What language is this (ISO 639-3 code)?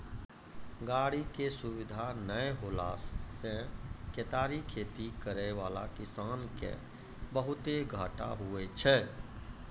mai